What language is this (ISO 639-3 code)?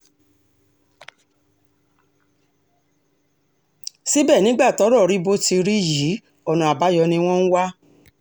yor